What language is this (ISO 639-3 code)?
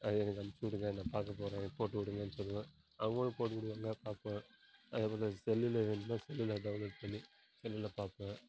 tam